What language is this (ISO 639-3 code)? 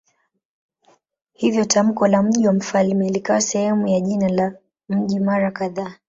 swa